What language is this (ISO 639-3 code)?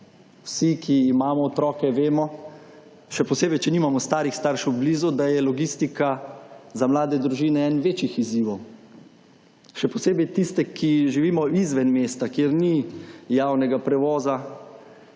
slv